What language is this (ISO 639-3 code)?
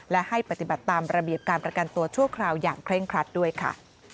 tha